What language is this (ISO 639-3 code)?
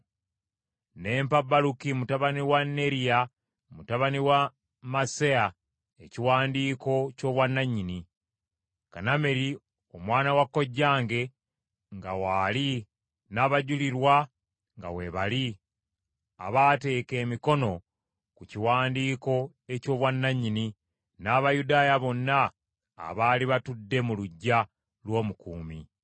lug